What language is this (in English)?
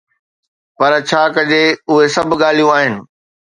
Sindhi